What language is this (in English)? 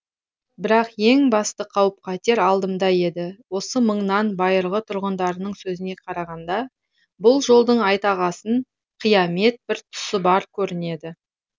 Kazakh